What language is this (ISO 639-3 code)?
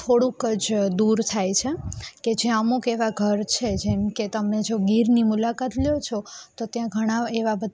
guj